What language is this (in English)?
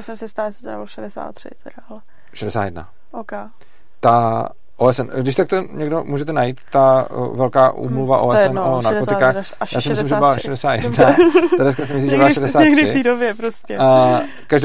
Czech